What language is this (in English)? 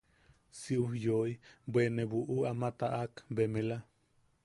Yaqui